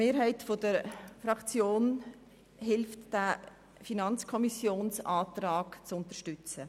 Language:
Swiss German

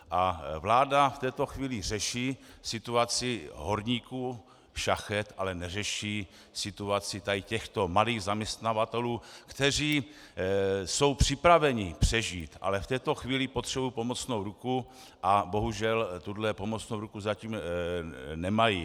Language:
Czech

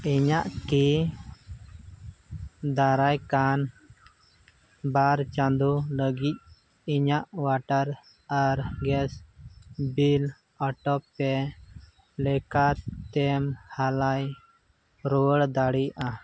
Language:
Santali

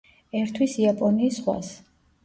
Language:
Georgian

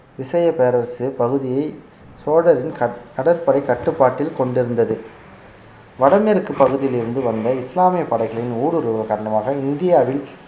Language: Tamil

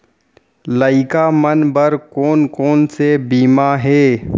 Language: Chhattisgarhi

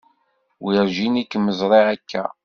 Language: Kabyle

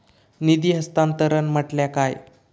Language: Marathi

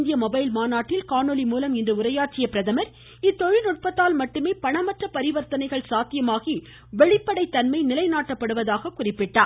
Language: Tamil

